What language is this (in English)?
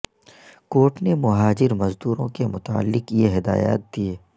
Urdu